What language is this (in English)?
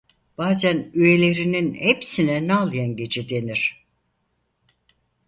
Turkish